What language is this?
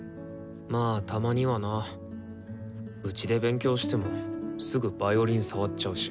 Japanese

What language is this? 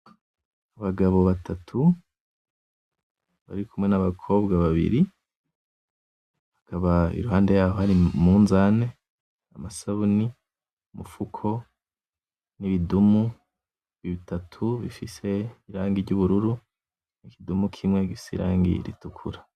Rundi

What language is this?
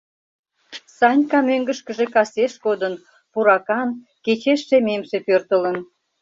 Mari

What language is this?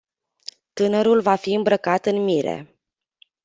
Romanian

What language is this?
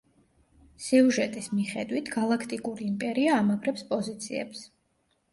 Georgian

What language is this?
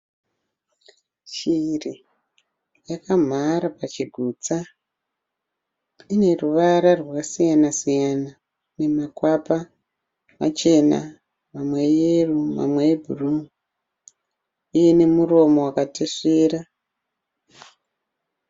Shona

